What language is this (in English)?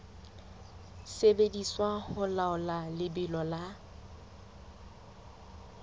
Southern Sotho